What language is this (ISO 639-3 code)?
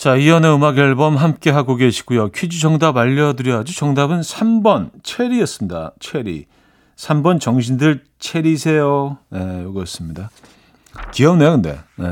kor